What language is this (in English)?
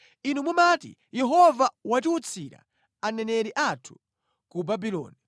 Nyanja